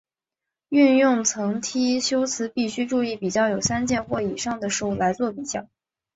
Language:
Chinese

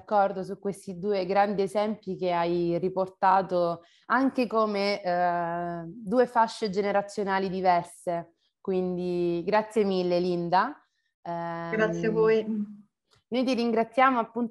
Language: Italian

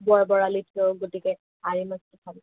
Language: Assamese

